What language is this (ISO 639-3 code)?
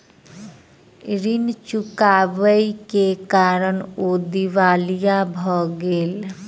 mai